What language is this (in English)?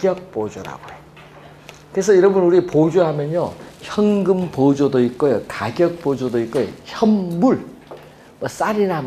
Korean